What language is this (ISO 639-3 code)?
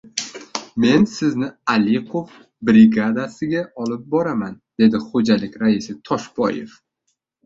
uzb